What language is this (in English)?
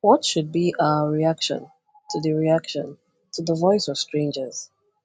Igbo